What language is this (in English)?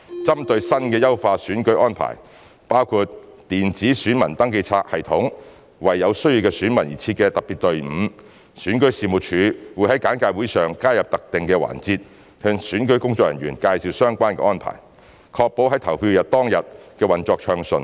Cantonese